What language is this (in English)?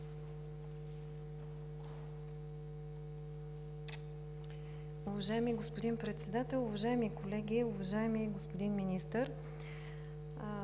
Bulgarian